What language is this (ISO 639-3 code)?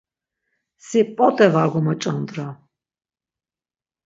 lzz